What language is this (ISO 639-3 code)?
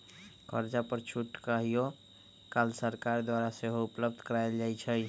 mag